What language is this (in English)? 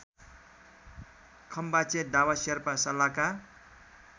Nepali